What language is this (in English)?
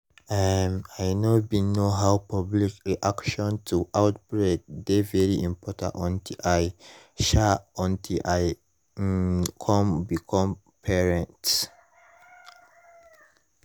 Nigerian Pidgin